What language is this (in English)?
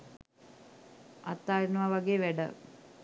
Sinhala